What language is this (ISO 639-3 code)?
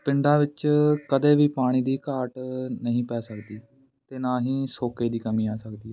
pan